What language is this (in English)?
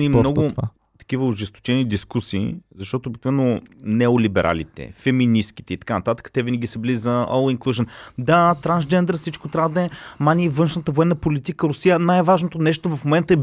Bulgarian